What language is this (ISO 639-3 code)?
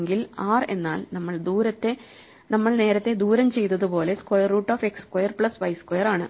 mal